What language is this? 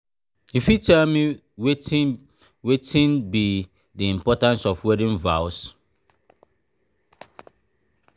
Nigerian Pidgin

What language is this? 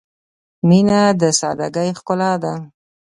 Pashto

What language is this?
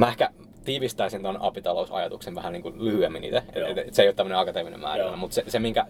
Finnish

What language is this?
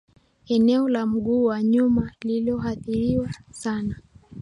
Swahili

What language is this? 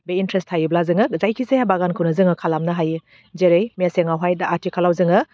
Bodo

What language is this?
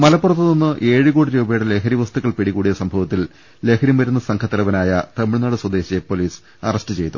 Malayalam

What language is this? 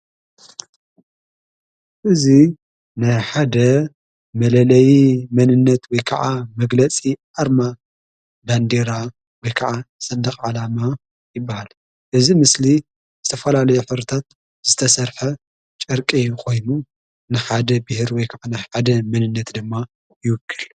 Tigrinya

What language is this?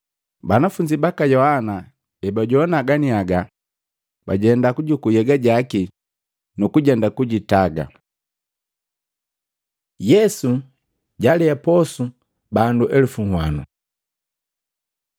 Matengo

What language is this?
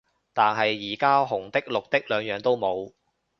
Cantonese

